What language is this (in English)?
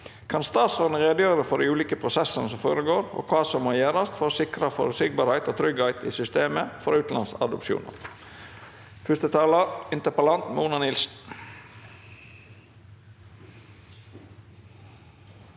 Norwegian